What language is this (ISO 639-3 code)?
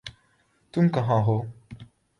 urd